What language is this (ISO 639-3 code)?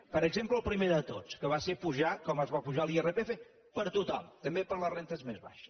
cat